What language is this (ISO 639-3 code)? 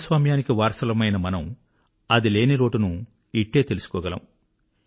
tel